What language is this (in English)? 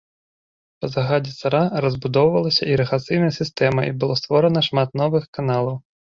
Belarusian